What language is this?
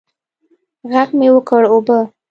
Pashto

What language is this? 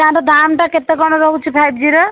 Odia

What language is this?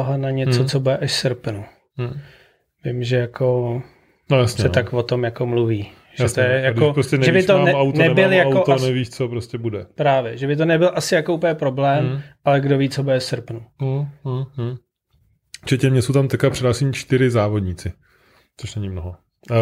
Czech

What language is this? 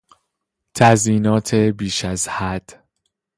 Persian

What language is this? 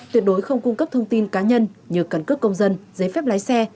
Vietnamese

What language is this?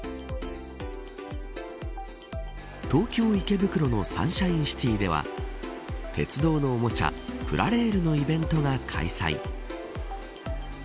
Japanese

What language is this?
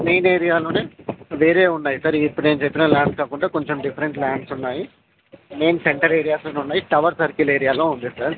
Telugu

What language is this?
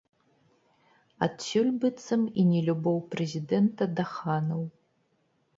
Belarusian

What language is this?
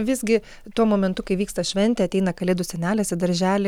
Lithuanian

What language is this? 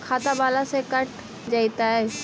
Magahi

